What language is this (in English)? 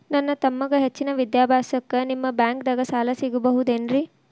Kannada